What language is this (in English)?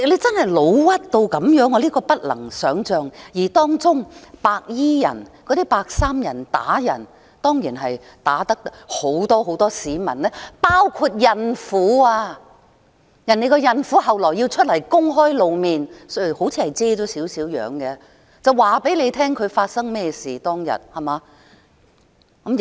Cantonese